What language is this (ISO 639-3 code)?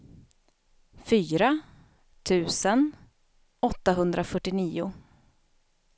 swe